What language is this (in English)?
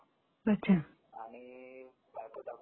Marathi